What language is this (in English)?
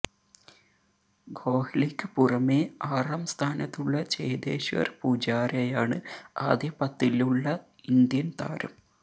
Malayalam